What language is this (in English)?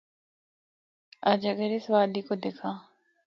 Northern Hindko